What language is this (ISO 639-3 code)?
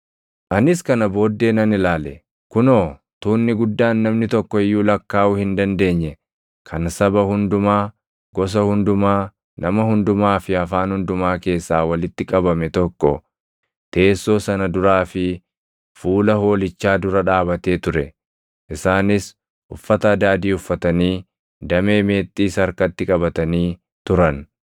orm